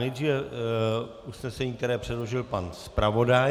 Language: Czech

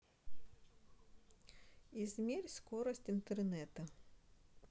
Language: Russian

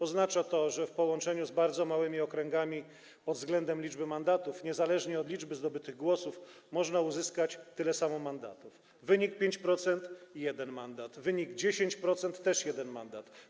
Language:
Polish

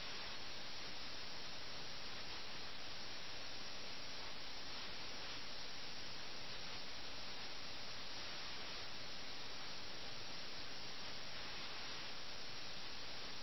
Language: Malayalam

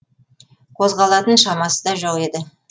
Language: Kazakh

